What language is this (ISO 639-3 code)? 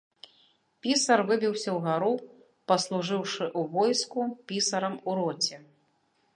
bel